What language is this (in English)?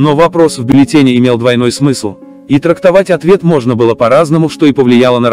Russian